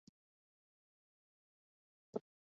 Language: Urdu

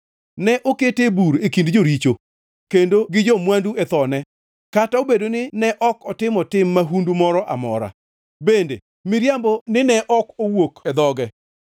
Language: Luo (Kenya and Tanzania)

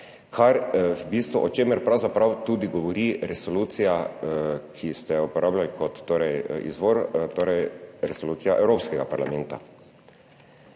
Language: Slovenian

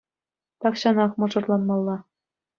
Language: Chuvash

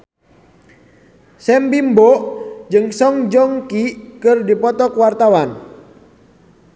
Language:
Sundanese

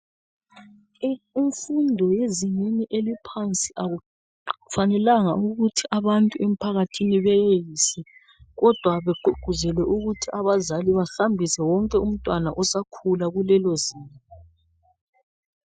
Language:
North Ndebele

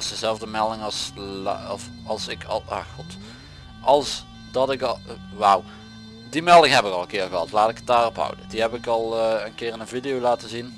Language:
Dutch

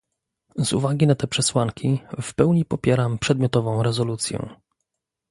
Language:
Polish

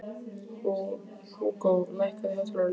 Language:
Icelandic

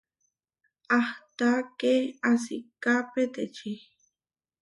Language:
Huarijio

